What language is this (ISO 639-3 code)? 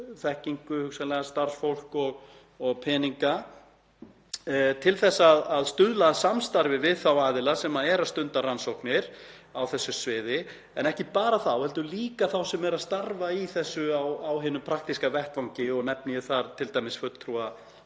isl